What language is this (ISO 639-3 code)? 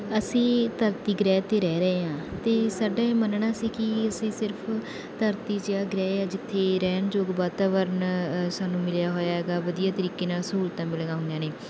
pan